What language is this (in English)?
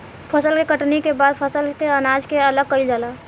Bhojpuri